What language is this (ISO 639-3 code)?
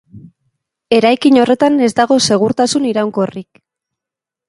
eus